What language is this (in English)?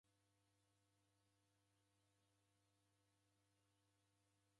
Taita